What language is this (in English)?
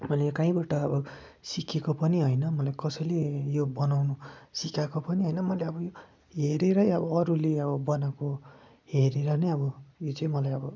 Nepali